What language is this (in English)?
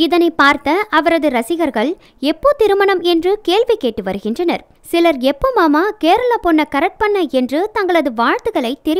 Romanian